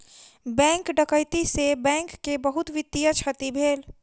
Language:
Maithili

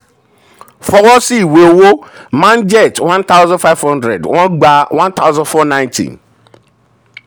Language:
Yoruba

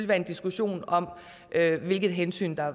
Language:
Danish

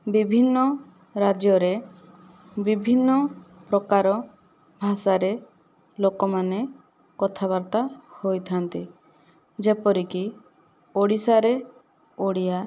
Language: Odia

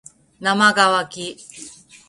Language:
Japanese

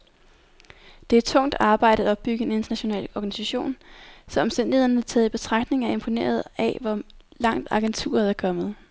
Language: Danish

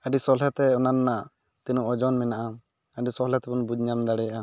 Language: Santali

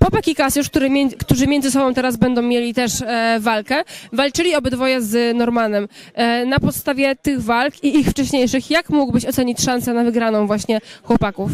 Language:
Polish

